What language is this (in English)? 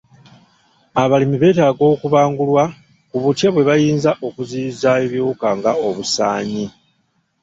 Ganda